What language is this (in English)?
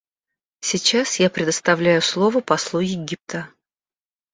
Russian